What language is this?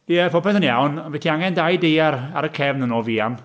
Welsh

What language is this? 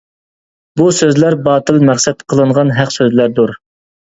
Uyghur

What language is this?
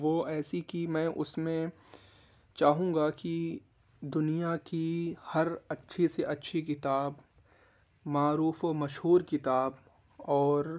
Urdu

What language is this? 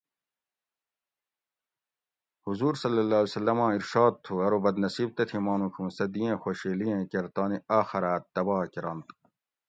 Gawri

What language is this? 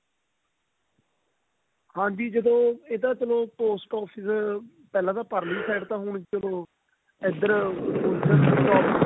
Punjabi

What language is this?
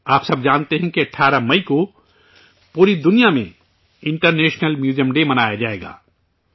Urdu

